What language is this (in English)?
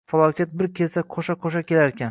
Uzbek